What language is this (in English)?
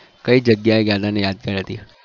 Gujarati